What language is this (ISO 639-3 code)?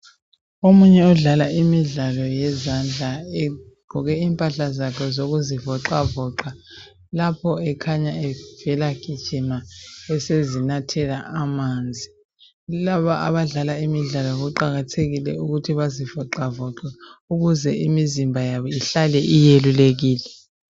nde